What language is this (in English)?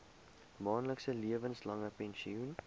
Afrikaans